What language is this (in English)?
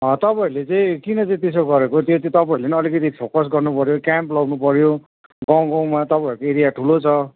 Nepali